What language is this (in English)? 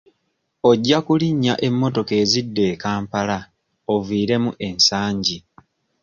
Ganda